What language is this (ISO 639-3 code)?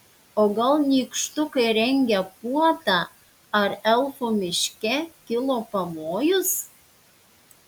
lit